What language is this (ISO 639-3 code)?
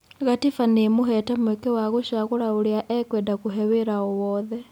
kik